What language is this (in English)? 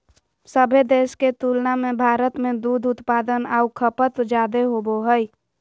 Magahi